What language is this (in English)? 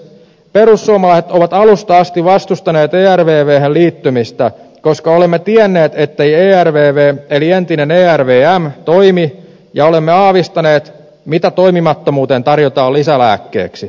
Finnish